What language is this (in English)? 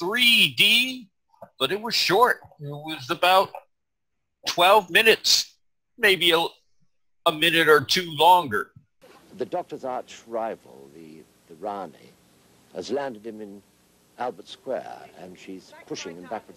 English